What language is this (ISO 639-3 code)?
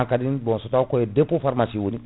ful